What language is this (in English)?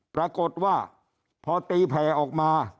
Thai